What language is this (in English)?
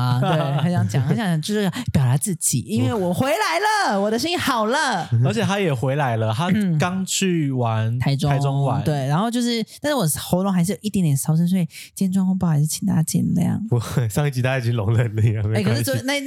Chinese